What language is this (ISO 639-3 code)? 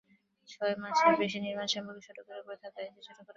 ben